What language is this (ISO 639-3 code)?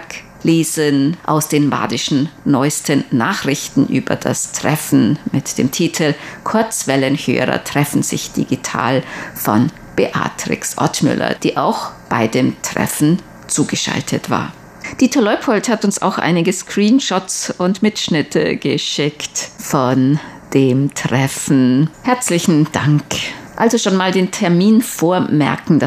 deu